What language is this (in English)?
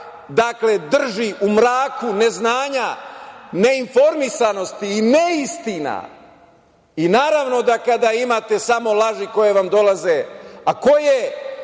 Serbian